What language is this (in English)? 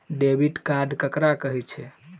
Maithili